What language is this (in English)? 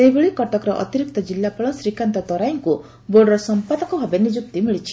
Odia